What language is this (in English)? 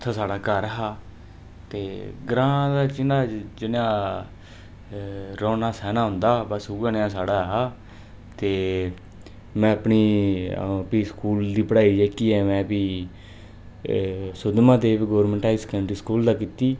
Dogri